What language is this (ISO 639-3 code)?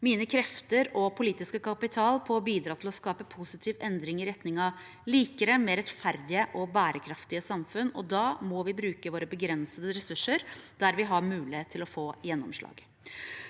nor